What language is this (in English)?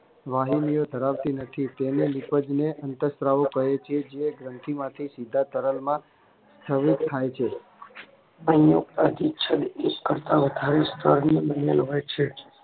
Gujarati